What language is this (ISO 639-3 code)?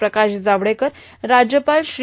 mar